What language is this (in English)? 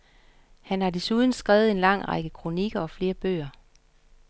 Danish